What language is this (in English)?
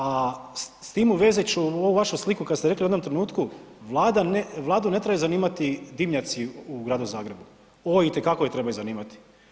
Croatian